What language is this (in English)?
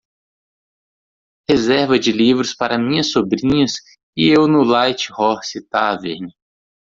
Portuguese